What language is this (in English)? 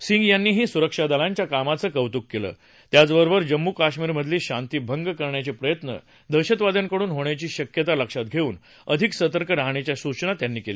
Marathi